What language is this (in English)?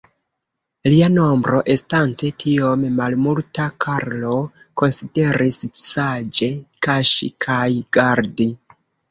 Esperanto